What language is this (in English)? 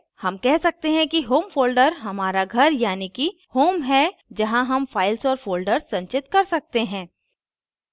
Hindi